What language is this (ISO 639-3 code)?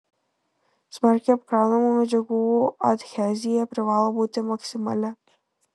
lit